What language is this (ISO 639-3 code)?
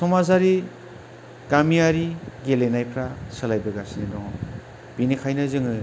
brx